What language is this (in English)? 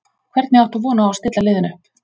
Icelandic